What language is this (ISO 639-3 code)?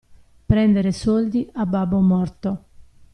ita